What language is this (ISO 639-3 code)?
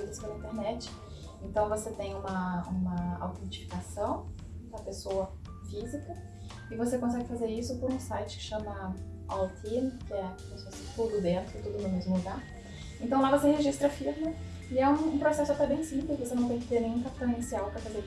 por